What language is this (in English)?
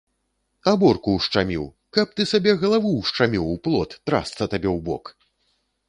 Belarusian